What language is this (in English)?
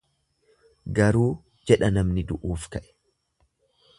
Oromo